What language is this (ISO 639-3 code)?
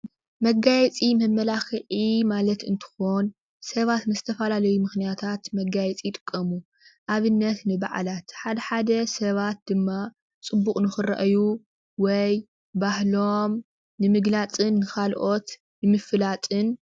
tir